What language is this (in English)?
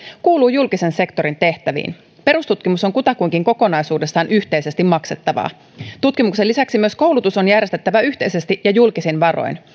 Finnish